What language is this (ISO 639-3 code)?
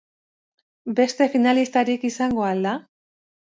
eus